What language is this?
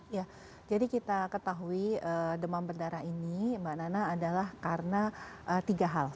Indonesian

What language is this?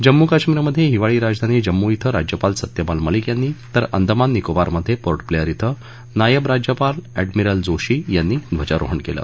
Marathi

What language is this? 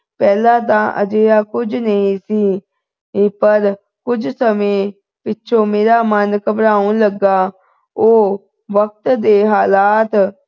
Punjabi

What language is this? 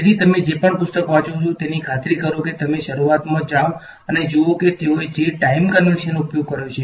Gujarati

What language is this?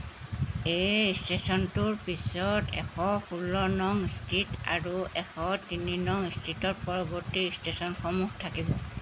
Assamese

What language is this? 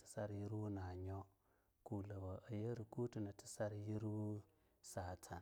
Longuda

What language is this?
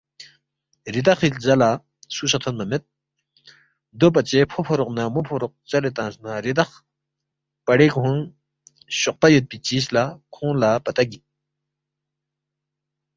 Balti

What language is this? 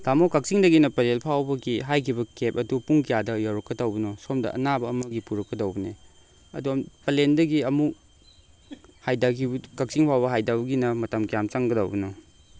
Manipuri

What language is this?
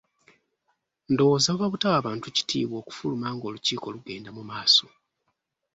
Ganda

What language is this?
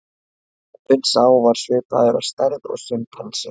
Icelandic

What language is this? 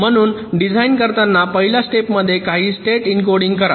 Marathi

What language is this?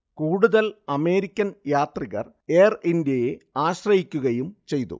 Malayalam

